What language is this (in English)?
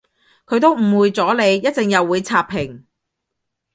Cantonese